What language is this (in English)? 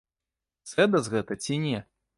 Belarusian